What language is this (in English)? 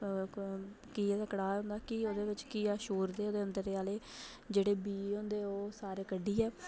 Dogri